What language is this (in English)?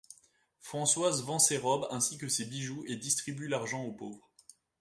French